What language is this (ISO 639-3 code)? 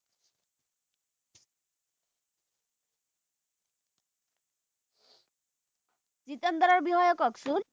asm